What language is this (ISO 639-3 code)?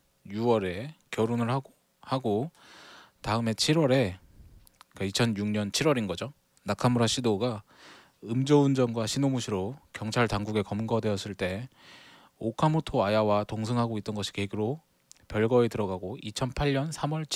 kor